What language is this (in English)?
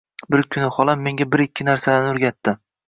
Uzbek